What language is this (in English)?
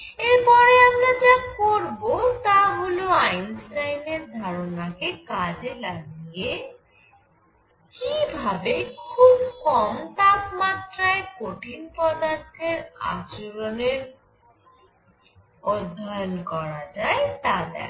Bangla